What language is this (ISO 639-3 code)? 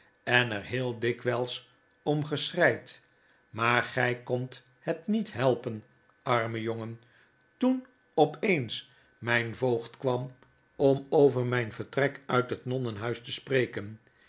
nld